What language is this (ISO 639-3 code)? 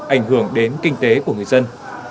vie